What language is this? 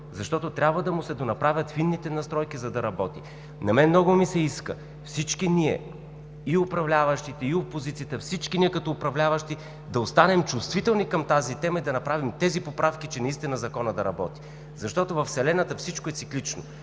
Bulgarian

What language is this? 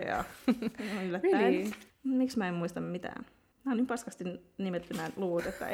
Finnish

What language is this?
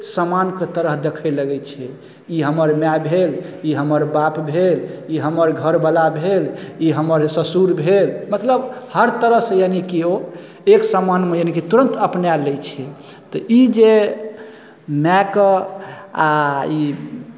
Maithili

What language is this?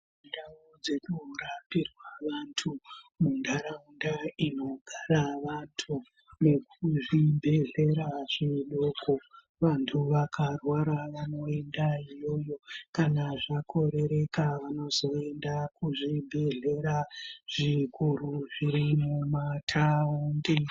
Ndau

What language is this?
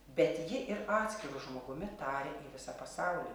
Lithuanian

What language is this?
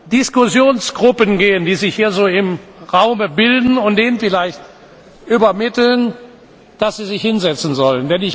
German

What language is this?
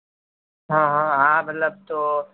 Gujarati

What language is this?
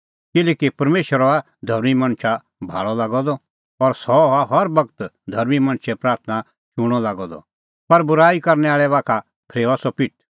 Kullu Pahari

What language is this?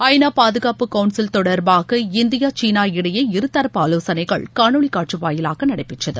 Tamil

